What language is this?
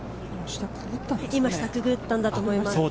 Japanese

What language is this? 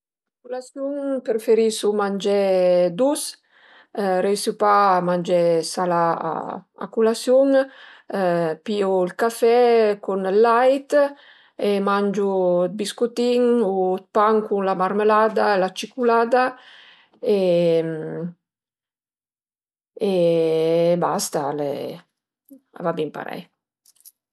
Piedmontese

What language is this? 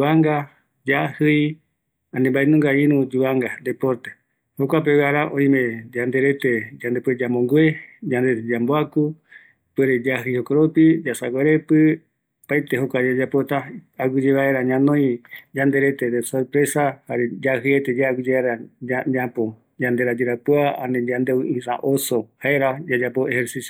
Eastern Bolivian Guaraní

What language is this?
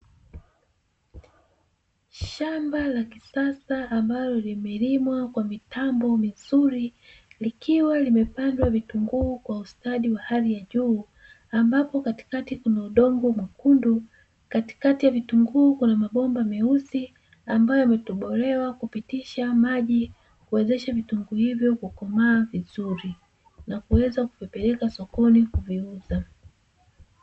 Swahili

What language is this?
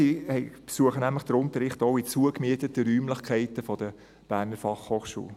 Swiss German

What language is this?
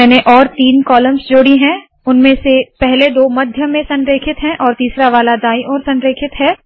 Hindi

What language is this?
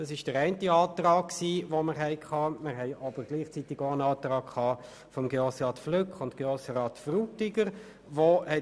Swiss German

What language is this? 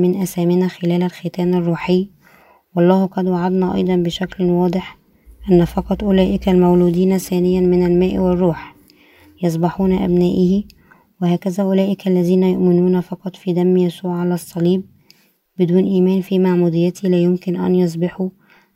Arabic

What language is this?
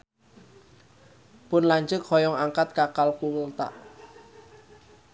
Sundanese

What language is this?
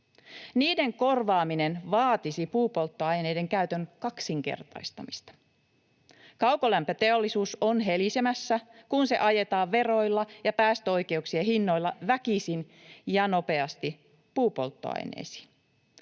Finnish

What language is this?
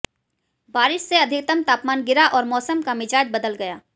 Hindi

